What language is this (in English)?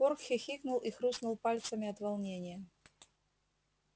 Russian